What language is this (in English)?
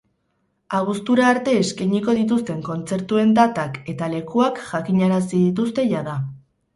Basque